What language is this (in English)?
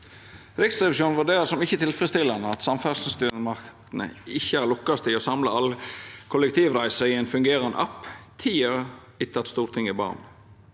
Norwegian